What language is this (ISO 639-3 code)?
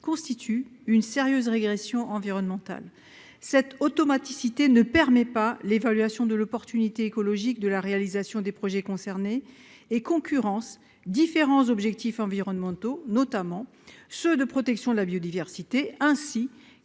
fra